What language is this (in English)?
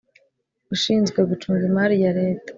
Kinyarwanda